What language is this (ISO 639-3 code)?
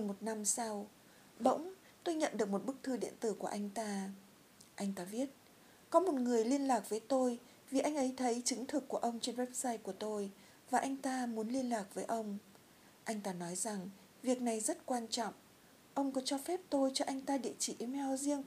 vie